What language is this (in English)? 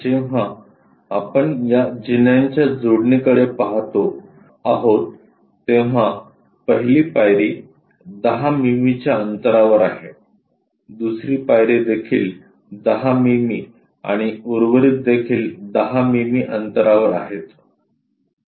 Marathi